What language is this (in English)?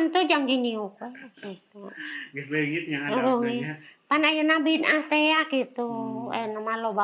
Indonesian